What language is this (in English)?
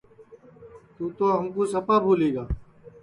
Sansi